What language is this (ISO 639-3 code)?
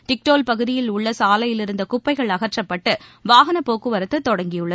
tam